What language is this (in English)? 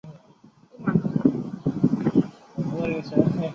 Chinese